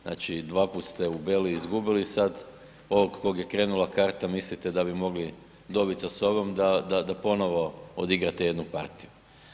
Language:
Croatian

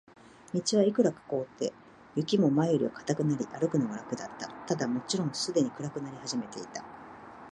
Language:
Japanese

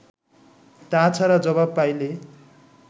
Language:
Bangla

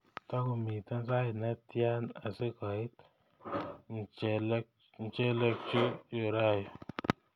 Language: Kalenjin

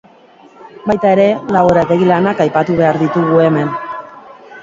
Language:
Basque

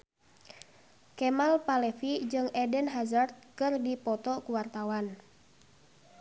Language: Sundanese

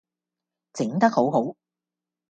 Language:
Cantonese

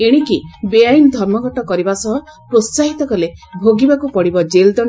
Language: Odia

